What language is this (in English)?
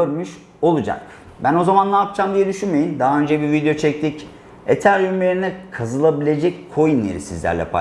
Turkish